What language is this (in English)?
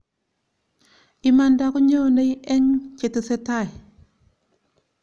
Kalenjin